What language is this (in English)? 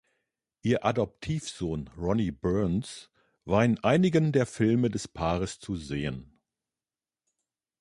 German